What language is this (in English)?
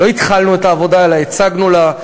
Hebrew